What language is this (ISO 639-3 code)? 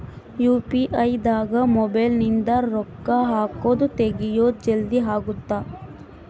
kan